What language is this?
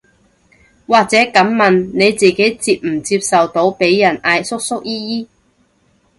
Cantonese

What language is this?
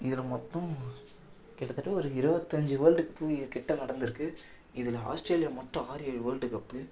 Tamil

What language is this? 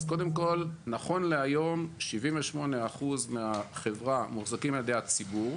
Hebrew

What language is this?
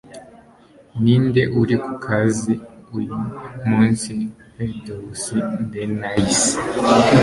Kinyarwanda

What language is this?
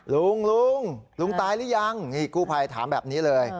Thai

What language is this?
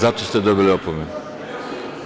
Serbian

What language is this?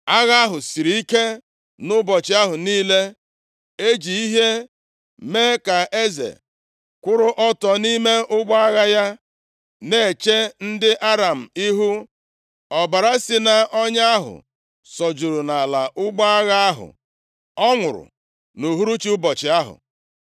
Igbo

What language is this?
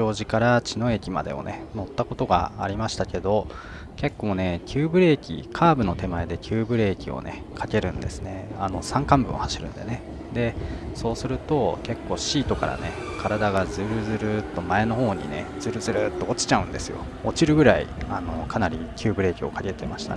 Japanese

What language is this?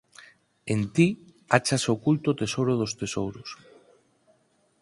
Galician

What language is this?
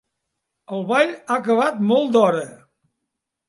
Catalan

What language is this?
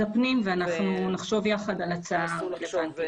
Hebrew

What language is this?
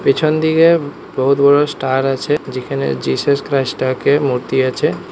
Bangla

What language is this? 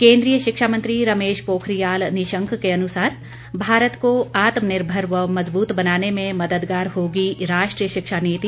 Hindi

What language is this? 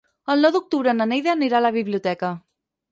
Catalan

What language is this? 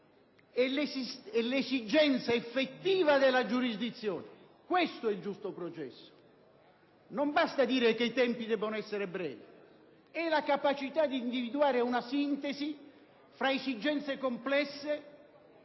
Italian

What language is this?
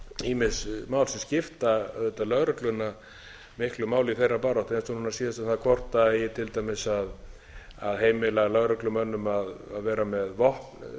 Icelandic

